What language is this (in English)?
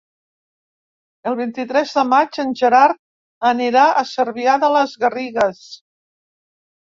Catalan